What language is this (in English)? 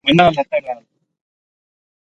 Gujari